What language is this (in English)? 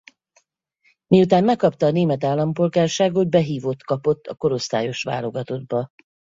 Hungarian